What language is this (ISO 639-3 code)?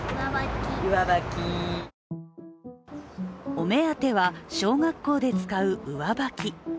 jpn